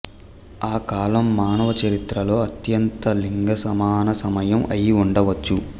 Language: Telugu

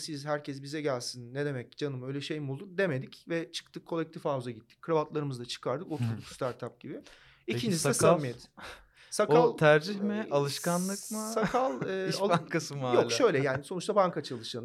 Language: Turkish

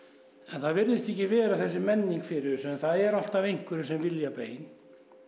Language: Icelandic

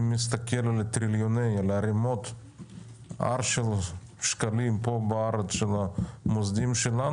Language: Hebrew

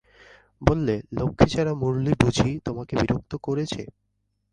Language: Bangla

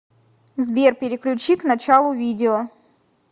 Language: Russian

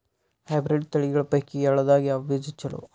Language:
Kannada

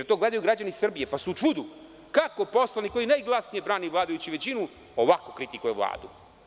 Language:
Serbian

